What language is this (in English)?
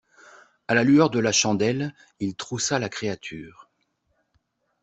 French